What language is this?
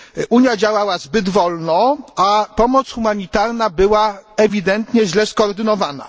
Polish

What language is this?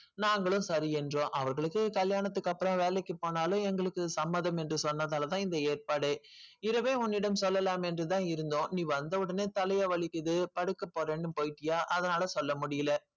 Tamil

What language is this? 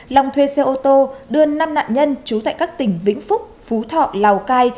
Vietnamese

